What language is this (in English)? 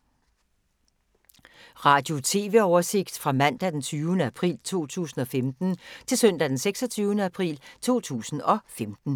Danish